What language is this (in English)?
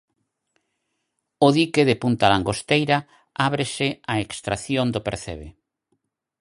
Galician